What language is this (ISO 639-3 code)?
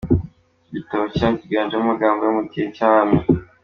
kin